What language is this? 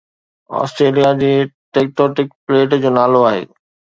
Sindhi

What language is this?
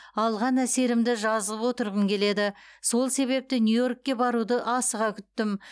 Kazakh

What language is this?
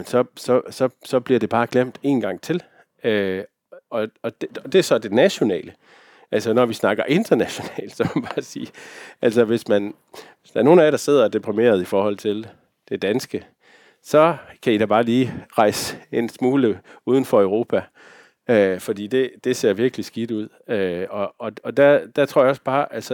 Danish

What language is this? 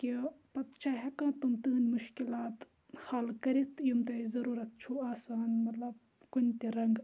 Kashmiri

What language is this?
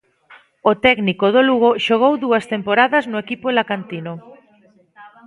Galician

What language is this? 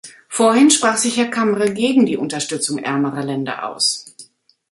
German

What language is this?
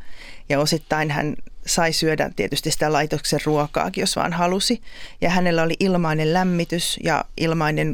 Finnish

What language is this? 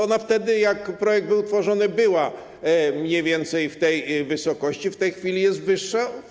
Polish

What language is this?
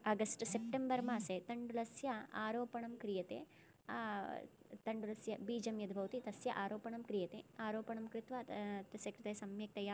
Sanskrit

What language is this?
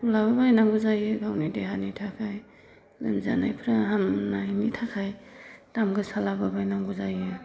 Bodo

